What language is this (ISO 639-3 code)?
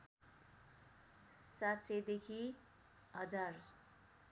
nep